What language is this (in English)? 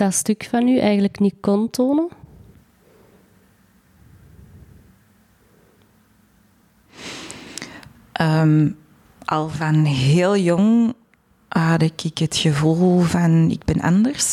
Dutch